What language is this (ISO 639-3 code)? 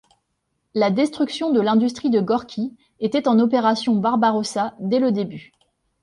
fra